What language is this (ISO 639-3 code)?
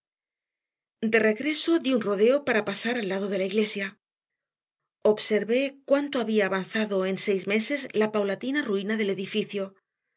spa